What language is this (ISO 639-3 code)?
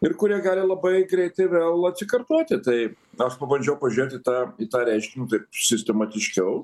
lit